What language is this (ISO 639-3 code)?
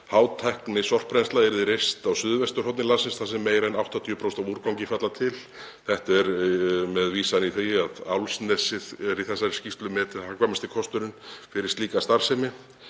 isl